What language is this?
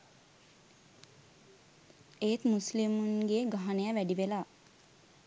Sinhala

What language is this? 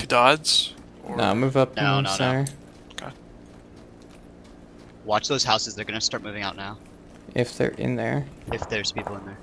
English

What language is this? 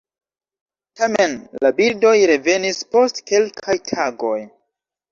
Esperanto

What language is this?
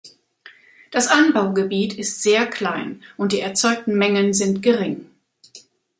German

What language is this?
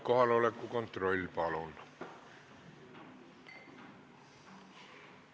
Estonian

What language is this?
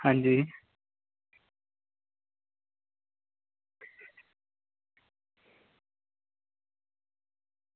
Dogri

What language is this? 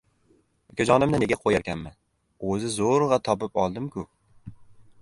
Uzbek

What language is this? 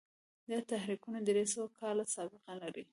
Pashto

